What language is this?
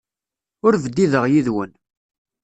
Kabyle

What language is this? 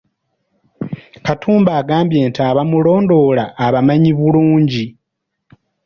Ganda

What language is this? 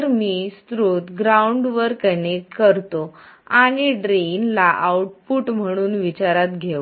Marathi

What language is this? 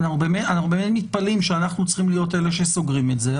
Hebrew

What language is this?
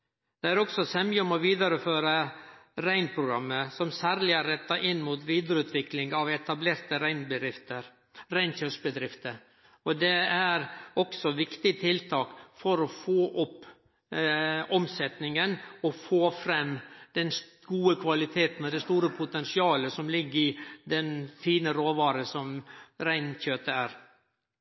Norwegian Nynorsk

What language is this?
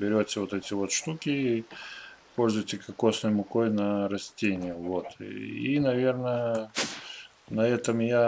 Russian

